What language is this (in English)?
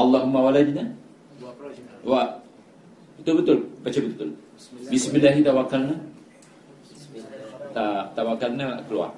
Malay